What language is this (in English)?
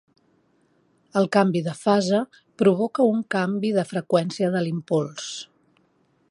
Catalan